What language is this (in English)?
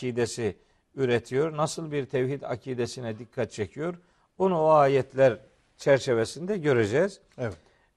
Turkish